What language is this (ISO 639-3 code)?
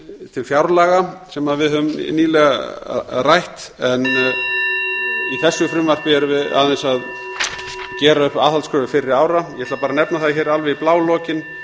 isl